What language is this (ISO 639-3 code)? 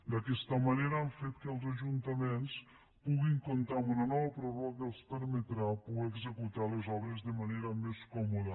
cat